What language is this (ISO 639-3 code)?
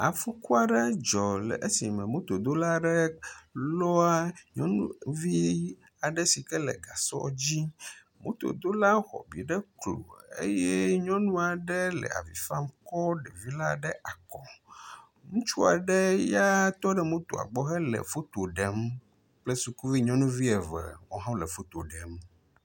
ewe